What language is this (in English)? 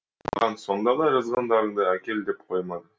Kazakh